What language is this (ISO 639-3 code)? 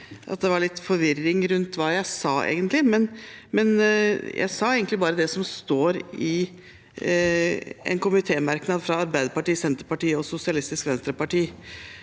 nor